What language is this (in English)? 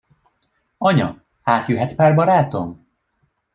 Hungarian